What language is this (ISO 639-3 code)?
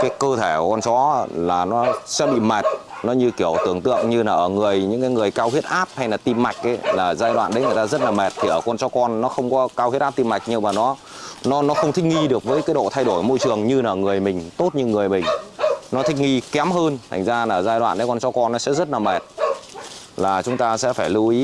vie